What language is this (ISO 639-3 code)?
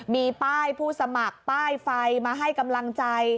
tha